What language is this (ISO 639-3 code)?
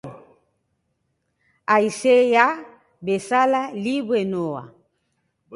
eus